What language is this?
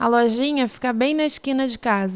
Portuguese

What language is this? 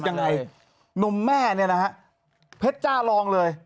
Thai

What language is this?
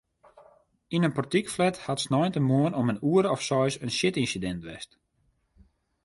Western Frisian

